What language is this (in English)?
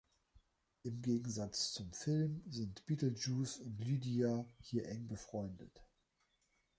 German